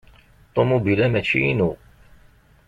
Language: Kabyle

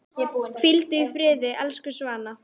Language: Icelandic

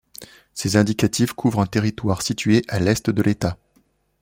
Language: French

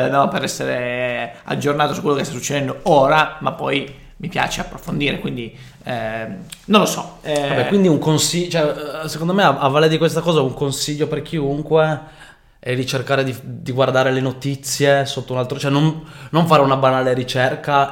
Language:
Italian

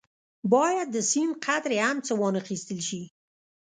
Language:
Pashto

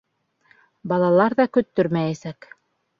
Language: Bashkir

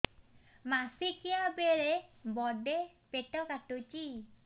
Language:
Odia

